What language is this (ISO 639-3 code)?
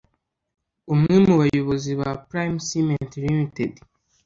kin